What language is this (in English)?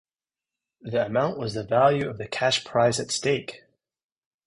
English